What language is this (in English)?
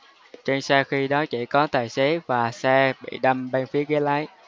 Vietnamese